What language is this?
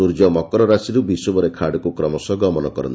Odia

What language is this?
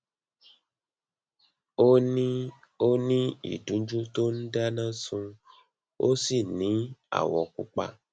Yoruba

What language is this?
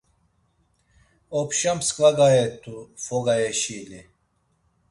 Laz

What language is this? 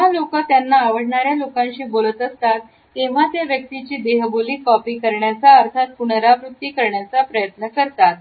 Marathi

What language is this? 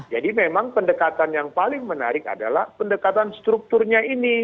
Indonesian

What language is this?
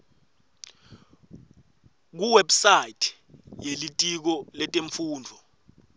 Swati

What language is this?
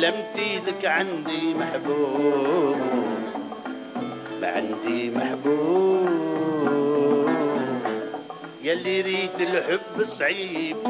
Arabic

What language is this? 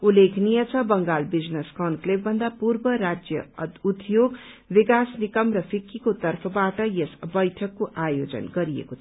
Nepali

